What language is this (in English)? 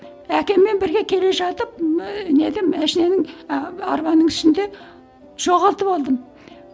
Kazakh